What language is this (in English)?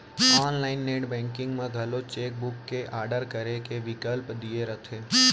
Chhattisgarhi